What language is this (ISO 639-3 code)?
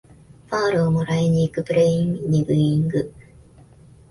jpn